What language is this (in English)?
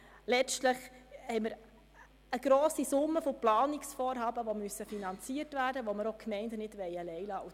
Swiss German